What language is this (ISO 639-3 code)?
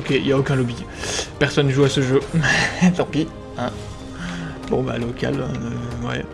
fra